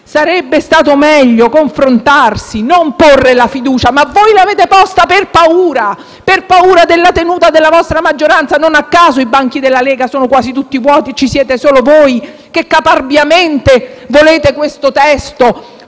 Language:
Italian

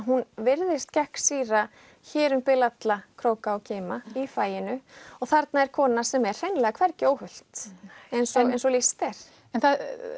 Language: Icelandic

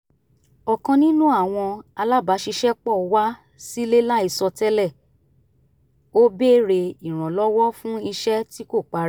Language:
Yoruba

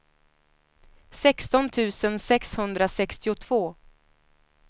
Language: Swedish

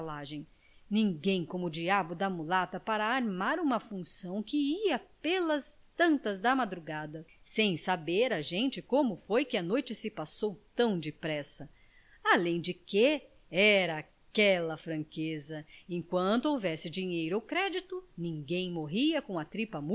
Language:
Portuguese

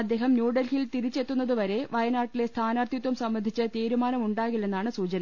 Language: Malayalam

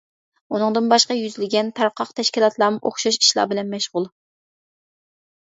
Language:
Uyghur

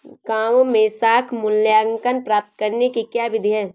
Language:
Hindi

